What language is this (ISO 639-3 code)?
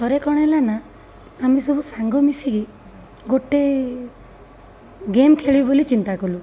ori